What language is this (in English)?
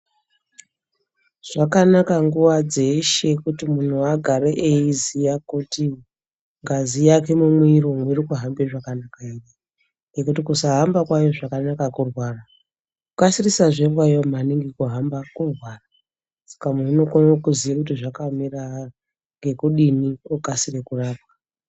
Ndau